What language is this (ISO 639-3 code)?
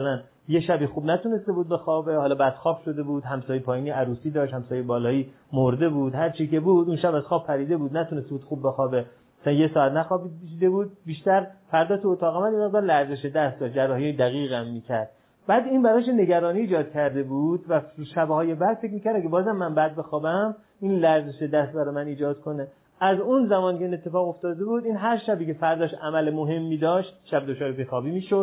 fas